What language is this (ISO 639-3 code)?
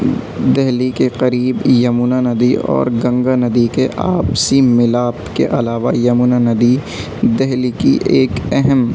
urd